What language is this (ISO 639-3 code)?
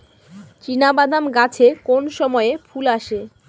ben